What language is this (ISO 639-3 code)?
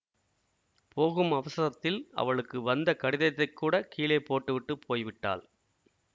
tam